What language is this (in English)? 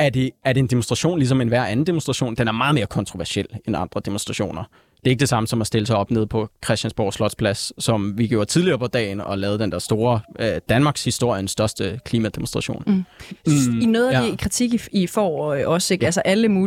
Danish